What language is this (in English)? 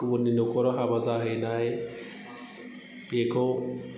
Bodo